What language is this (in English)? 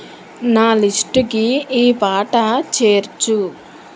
Telugu